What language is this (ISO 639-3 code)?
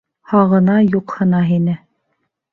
bak